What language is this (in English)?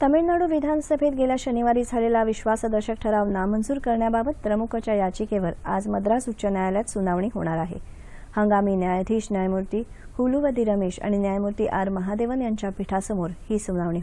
Romanian